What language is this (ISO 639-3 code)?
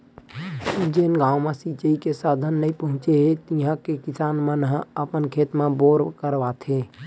hne